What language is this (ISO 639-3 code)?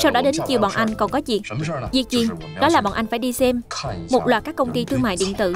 vie